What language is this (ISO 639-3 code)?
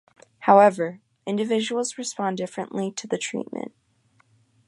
eng